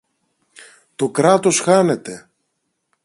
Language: Greek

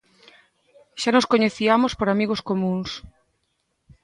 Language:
Galician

